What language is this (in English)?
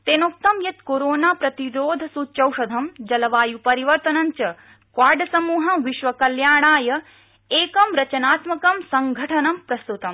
Sanskrit